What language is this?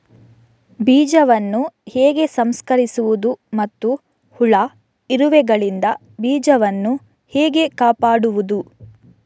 Kannada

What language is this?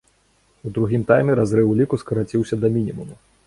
Belarusian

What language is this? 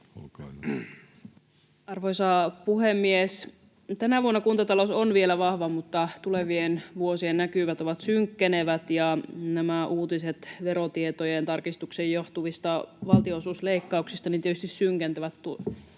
Finnish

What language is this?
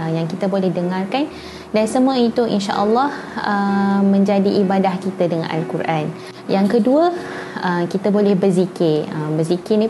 Malay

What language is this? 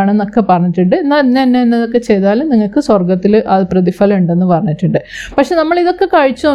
Malayalam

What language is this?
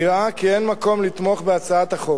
Hebrew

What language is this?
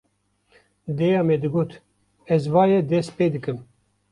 Kurdish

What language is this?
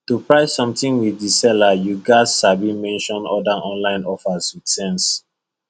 Nigerian Pidgin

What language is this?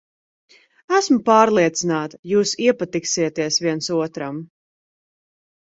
Latvian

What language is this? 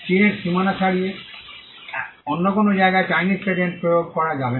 Bangla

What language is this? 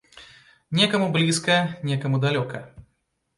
Belarusian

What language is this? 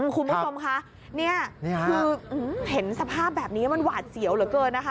Thai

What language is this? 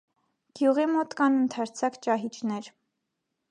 Armenian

